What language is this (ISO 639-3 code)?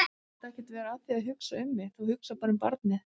isl